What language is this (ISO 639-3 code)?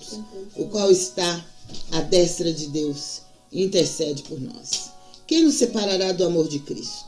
por